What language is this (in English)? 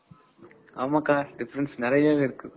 Tamil